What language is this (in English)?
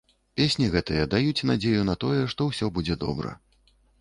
Belarusian